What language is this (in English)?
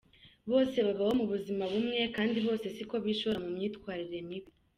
Kinyarwanda